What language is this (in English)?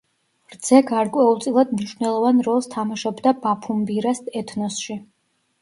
Georgian